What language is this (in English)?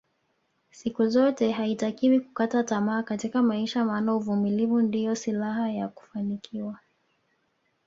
Swahili